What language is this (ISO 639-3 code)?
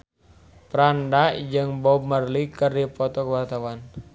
sun